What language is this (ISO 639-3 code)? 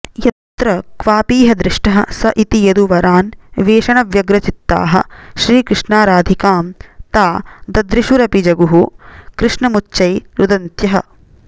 san